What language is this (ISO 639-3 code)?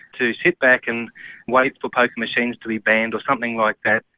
eng